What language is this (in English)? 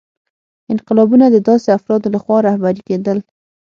Pashto